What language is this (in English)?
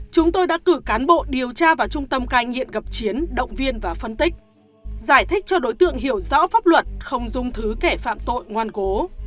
Vietnamese